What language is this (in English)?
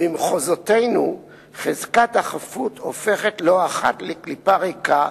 Hebrew